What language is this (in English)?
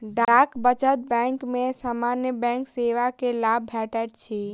Maithili